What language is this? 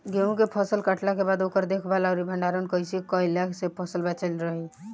Bhojpuri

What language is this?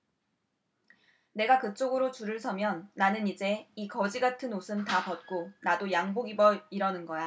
Korean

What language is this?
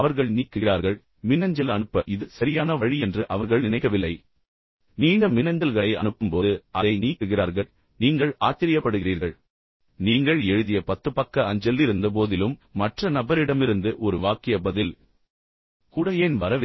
Tamil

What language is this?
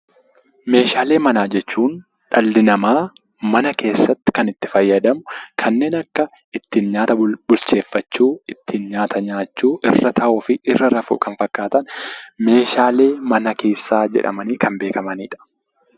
Oromo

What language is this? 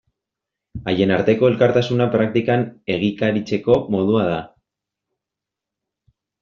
Basque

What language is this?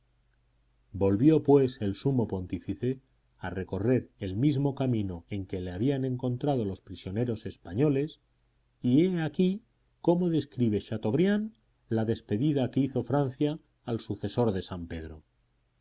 Spanish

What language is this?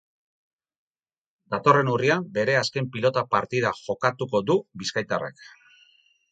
Basque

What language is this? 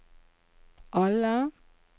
Norwegian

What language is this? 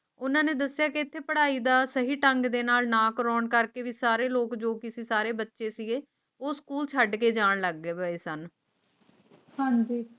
Punjabi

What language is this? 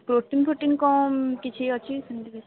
Odia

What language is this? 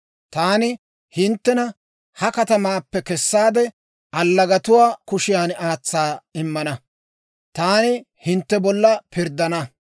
Dawro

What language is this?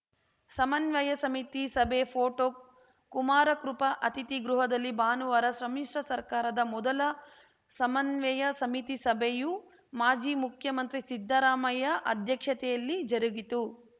Kannada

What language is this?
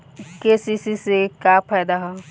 Bhojpuri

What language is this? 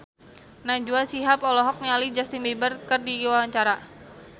Sundanese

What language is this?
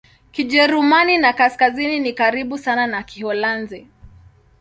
Swahili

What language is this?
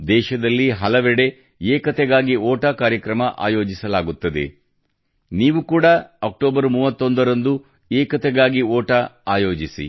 Kannada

